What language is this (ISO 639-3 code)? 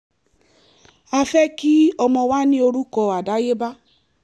yor